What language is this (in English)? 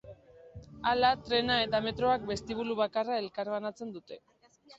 Basque